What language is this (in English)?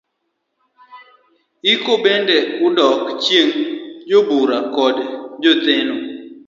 Luo (Kenya and Tanzania)